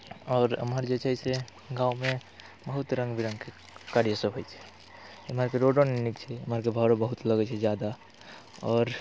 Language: Maithili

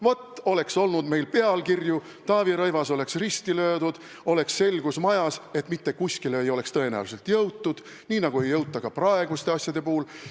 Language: Estonian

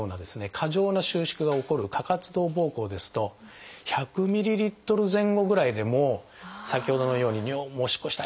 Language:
Japanese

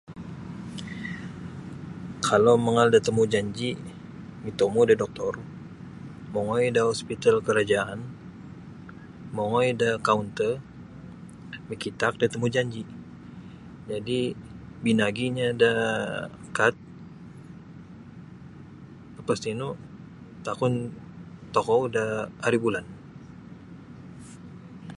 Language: Sabah Bisaya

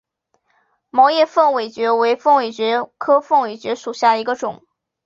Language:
Chinese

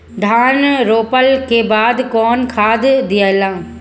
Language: Bhojpuri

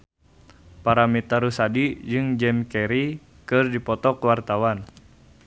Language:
Sundanese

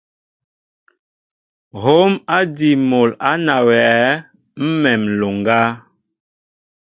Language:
Mbo (Cameroon)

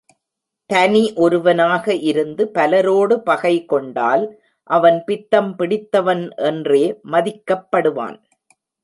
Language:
Tamil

